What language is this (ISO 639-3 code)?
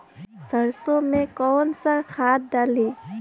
bho